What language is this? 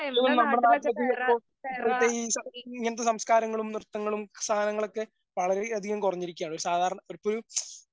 Malayalam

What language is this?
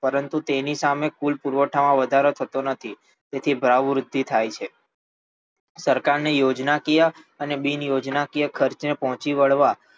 Gujarati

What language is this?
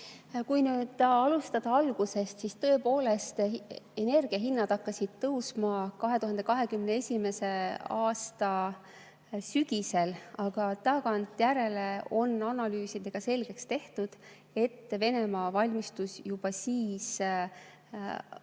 Estonian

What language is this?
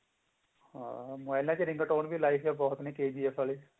Punjabi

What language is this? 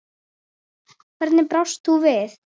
Icelandic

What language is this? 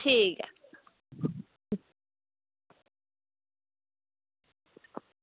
Dogri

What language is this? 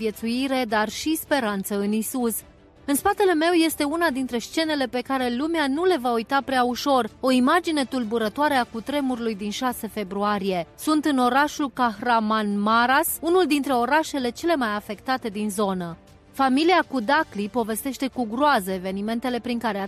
Romanian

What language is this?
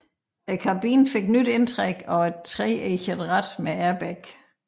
Danish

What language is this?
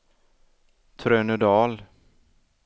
Swedish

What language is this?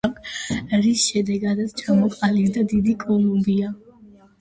Georgian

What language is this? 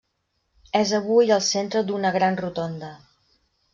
Catalan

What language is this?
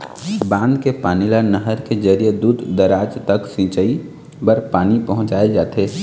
Chhattisgarhi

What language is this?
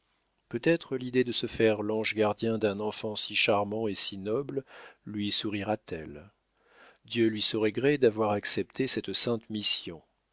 French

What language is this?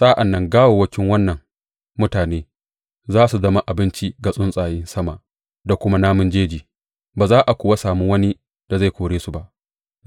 Hausa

